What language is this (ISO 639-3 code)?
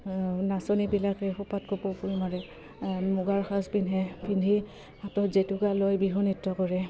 asm